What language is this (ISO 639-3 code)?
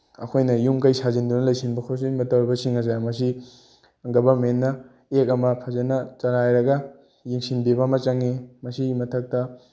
mni